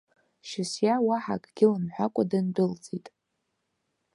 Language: Abkhazian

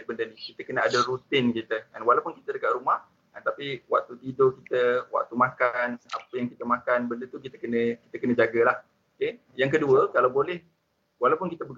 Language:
Malay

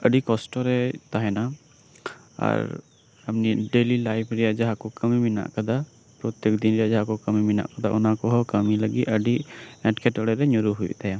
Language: Santali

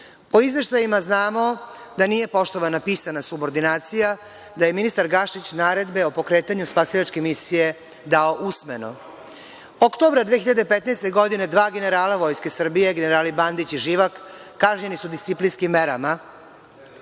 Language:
Serbian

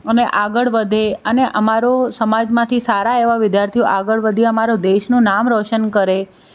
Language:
Gujarati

